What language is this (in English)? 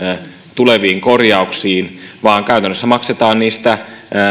Finnish